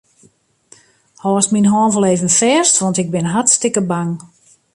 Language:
Western Frisian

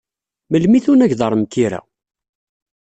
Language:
Kabyle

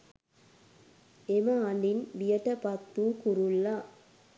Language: Sinhala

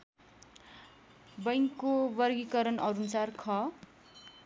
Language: Nepali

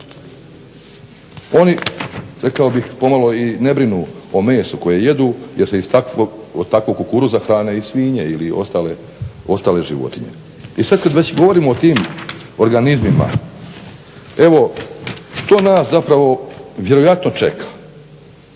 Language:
Croatian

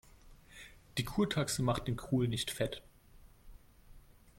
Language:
German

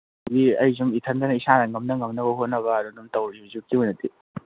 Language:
Manipuri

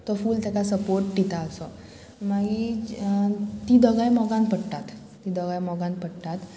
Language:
Konkani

